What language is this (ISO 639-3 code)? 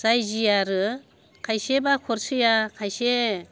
brx